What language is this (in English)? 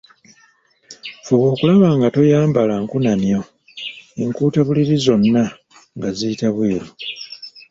Ganda